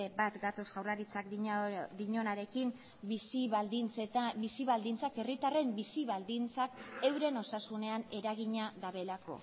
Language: Basque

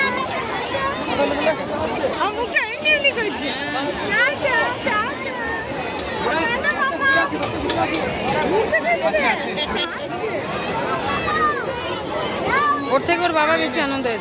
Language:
Korean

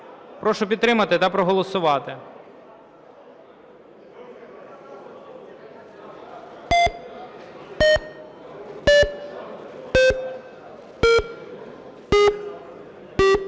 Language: Ukrainian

